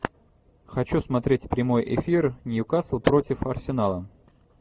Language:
Russian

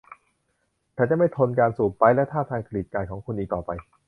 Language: Thai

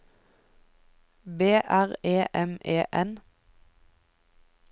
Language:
Norwegian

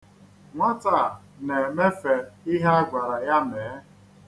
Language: Igbo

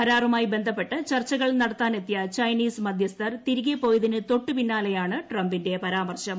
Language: Malayalam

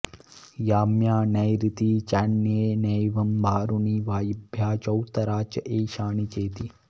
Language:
Sanskrit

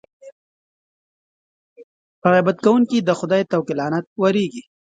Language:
Pashto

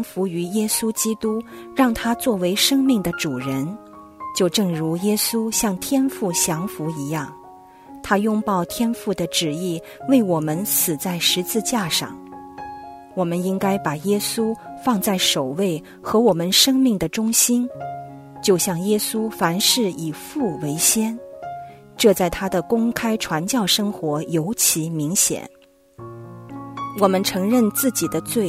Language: Chinese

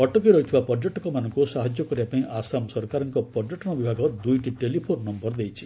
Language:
Odia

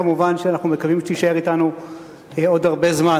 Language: Hebrew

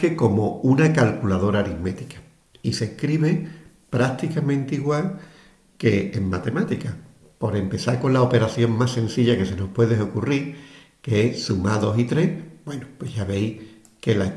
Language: Spanish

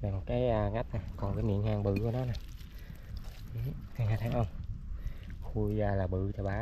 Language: Vietnamese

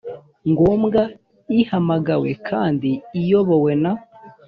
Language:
Kinyarwanda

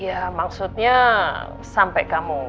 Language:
Indonesian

